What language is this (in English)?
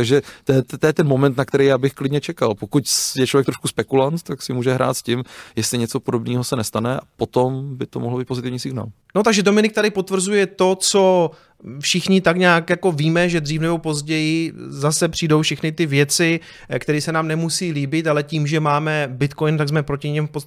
Czech